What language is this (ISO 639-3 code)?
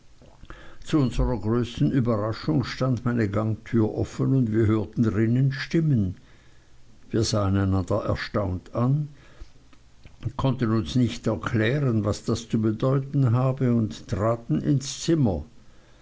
deu